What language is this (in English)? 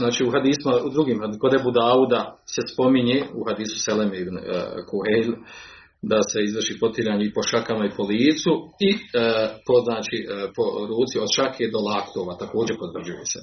Croatian